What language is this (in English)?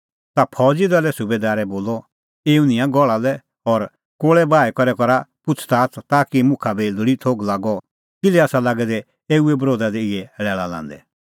Kullu Pahari